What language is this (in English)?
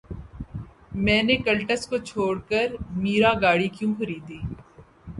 Urdu